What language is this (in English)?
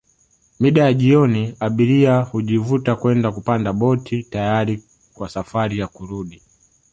Swahili